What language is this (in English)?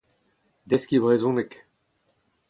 Breton